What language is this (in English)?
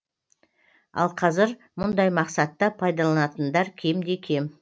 Kazakh